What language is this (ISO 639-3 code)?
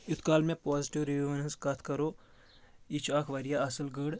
kas